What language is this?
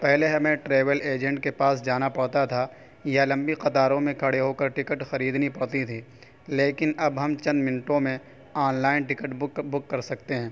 Urdu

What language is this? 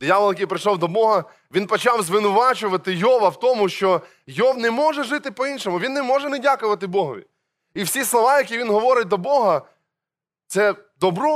Ukrainian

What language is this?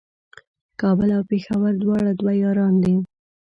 Pashto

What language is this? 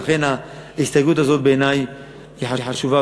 Hebrew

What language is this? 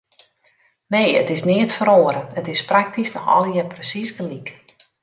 Western Frisian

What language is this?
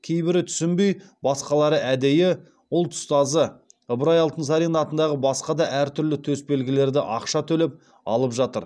Kazakh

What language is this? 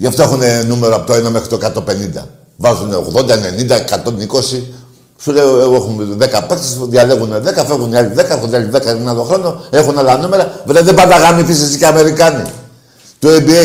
Greek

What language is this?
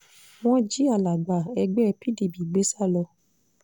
Yoruba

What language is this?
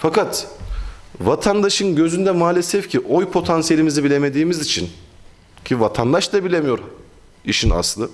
Turkish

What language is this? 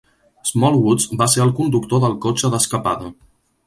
Catalan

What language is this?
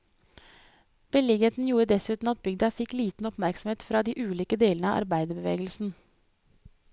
Norwegian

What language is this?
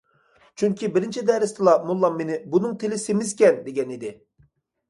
Uyghur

